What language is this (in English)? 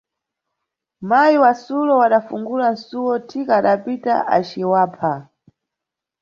Nyungwe